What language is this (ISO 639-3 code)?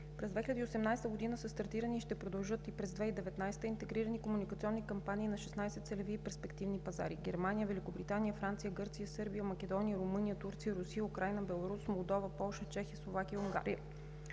bul